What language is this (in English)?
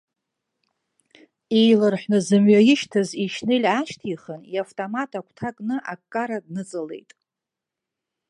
Abkhazian